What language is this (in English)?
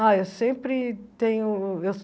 Portuguese